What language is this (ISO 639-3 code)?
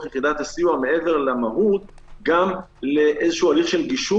heb